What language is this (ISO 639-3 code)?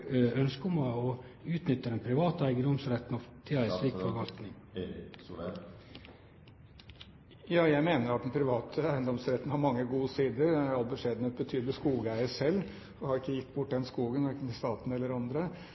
nor